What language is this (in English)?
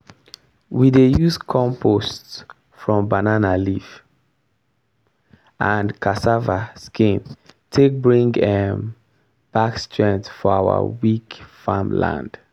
Nigerian Pidgin